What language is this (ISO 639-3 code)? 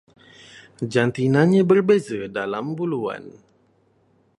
msa